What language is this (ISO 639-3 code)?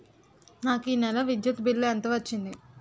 tel